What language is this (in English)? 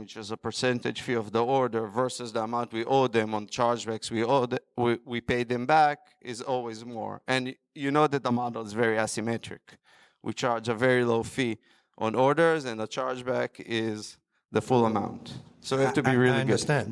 English